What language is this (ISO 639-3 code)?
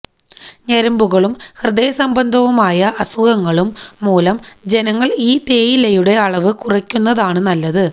mal